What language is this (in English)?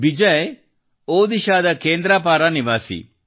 Kannada